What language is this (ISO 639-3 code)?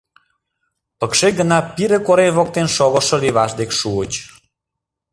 chm